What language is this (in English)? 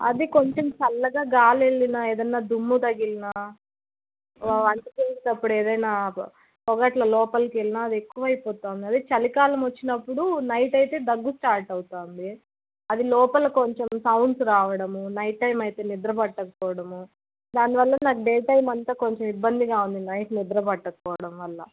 Telugu